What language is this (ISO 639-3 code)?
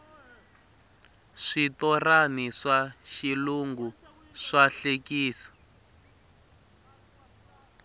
tso